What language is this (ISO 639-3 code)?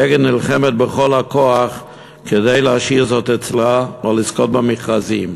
heb